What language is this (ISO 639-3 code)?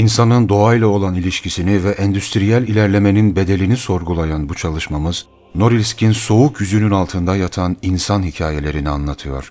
tur